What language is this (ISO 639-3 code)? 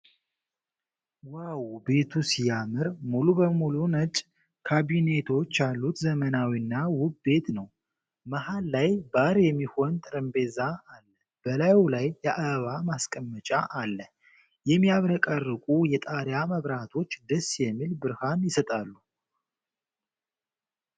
amh